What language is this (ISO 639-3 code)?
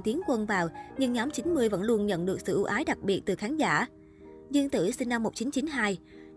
vie